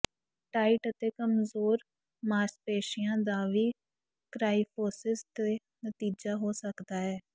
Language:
Punjabi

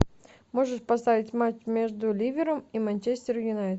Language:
Russian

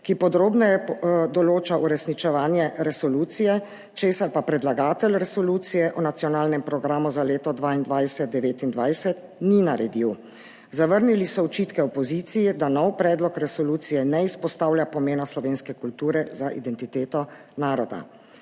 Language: Slovenian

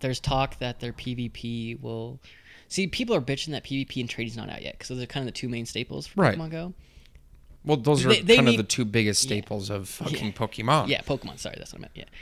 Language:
English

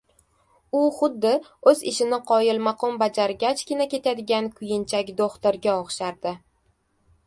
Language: Uzbek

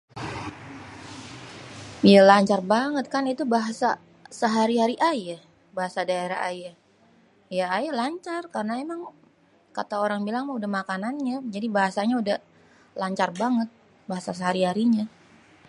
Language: Betawi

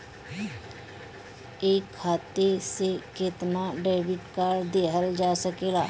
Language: Bhojpuri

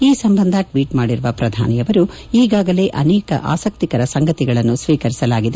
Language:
Kannada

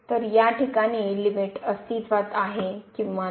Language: Marathi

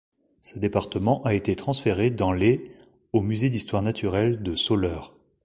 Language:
French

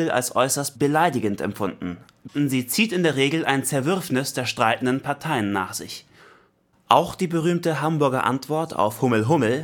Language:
German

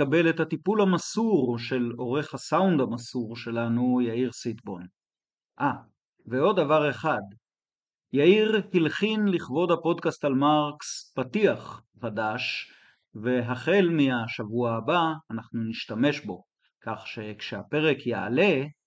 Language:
Hebrew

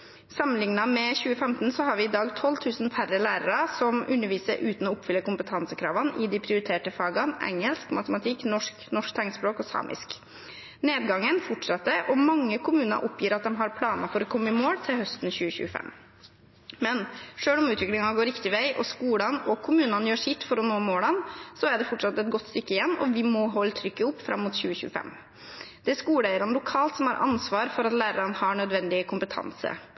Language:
Norwegian Bokmål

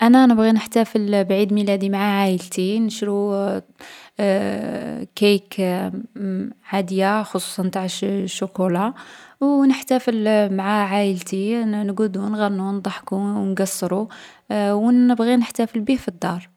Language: Algerian Arabic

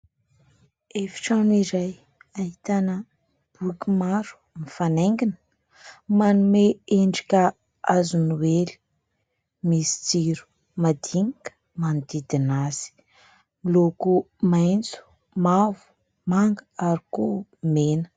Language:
Malagasy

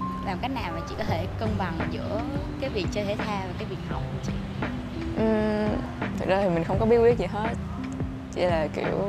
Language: Vietnamese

